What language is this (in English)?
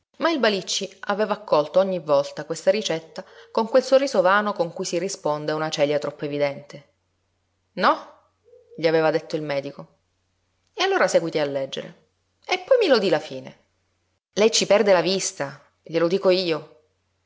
Italian